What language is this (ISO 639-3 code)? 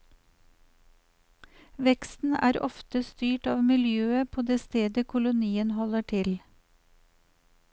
nor